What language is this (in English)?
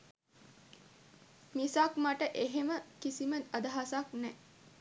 Sinhala